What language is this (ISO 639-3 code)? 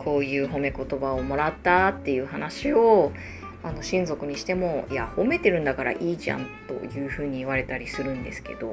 jpn